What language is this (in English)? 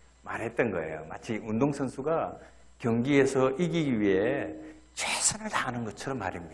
Korean